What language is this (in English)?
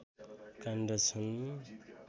Nepali